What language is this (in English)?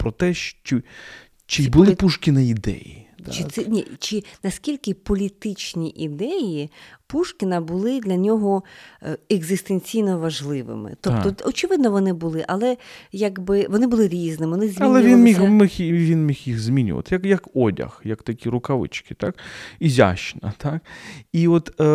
Ukrainian